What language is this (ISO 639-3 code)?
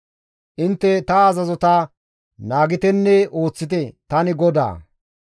gmv